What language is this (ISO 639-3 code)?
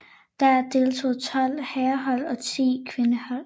dan